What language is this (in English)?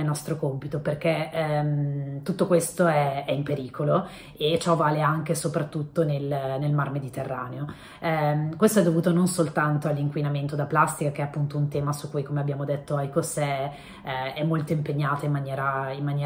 Italian